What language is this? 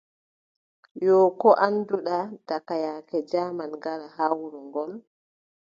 Adamawa Fulfulde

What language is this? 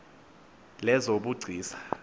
Xhosa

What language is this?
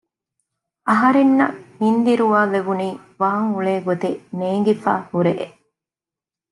Divehi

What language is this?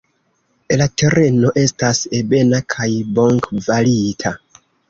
Esperanto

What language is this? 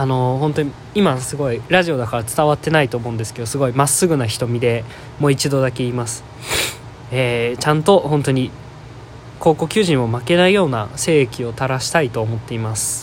Japanese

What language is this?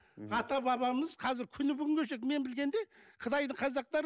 Kazakh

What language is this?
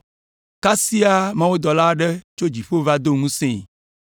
Ewe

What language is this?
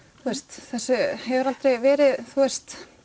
Icelandic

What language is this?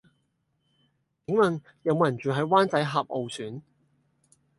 Cantonese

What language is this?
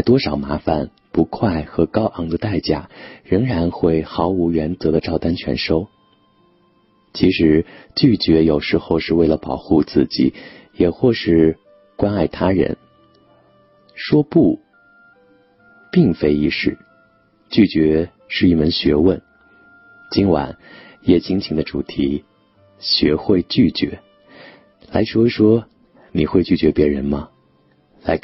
Chinese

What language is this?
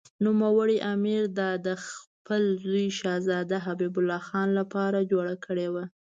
Pashto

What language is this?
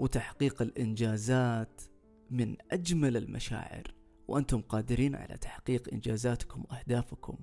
Arabic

